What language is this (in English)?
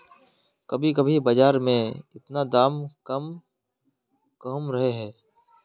Magahi